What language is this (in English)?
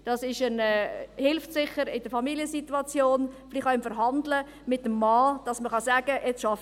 Swiss German